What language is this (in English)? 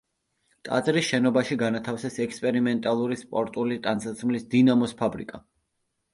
Georgian